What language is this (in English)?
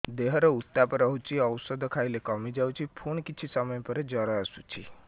Odia